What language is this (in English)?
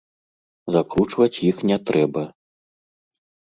Belarusian